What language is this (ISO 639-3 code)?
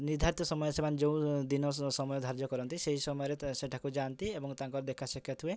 ori